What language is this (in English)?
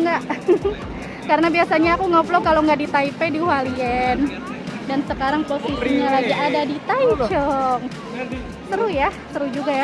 Indonesian